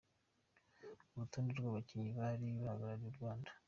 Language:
Kinyarwanda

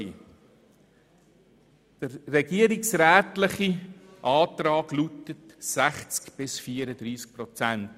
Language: Swiss German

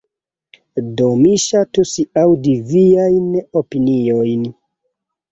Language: Esperanto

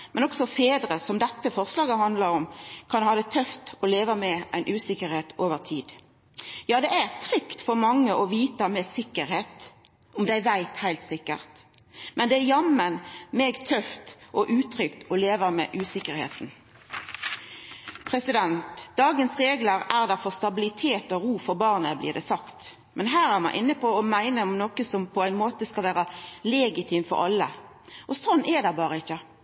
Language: Norwegian Nynorsk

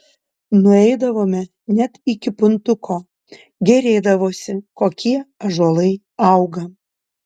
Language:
Lithuanian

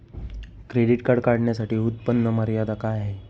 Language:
Marathi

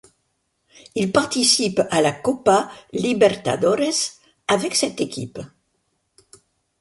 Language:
French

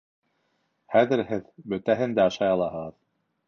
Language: Bashkir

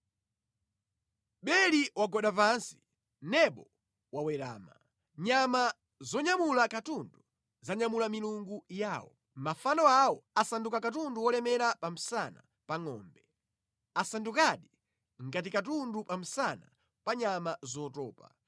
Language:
Nyanja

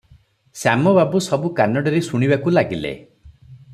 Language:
Odia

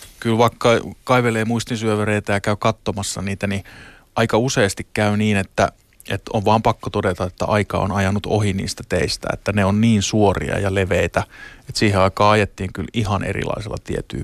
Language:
Finnish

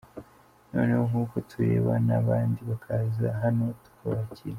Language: Kinyarwanda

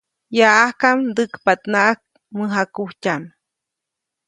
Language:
Copainalá Zoque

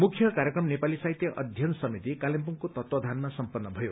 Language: Nepali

